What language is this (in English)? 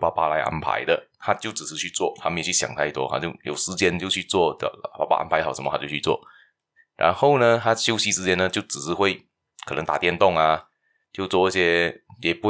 Chinese